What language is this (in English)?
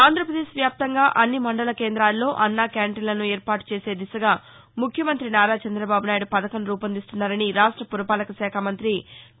Telugu